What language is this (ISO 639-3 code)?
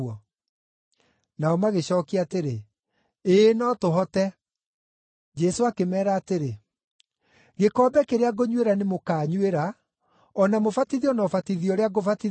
kik